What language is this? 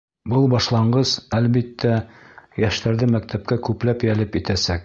Bashkir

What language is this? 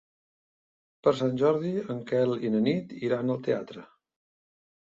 Catalan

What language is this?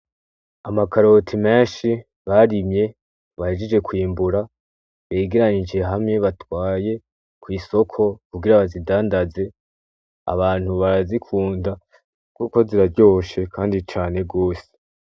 Rundi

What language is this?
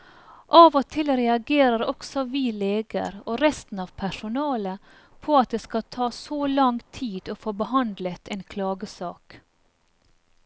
Norwegian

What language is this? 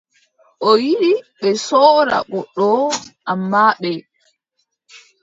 Adamawa Fulfulde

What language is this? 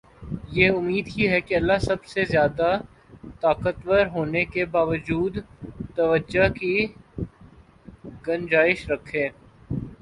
Urdu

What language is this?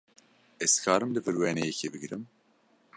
Kurdish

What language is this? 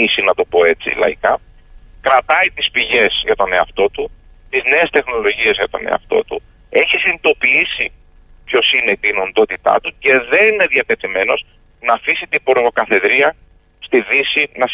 Greek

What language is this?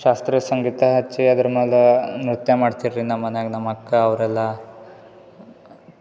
Kannada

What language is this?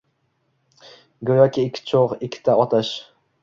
Uzbek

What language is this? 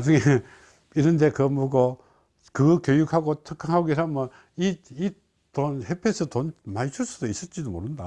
Korean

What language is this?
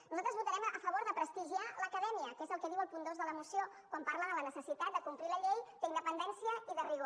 Catalan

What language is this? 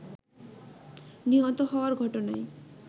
Bangla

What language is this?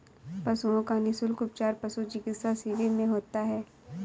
Hindi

